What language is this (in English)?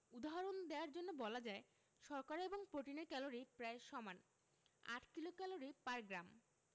Bangla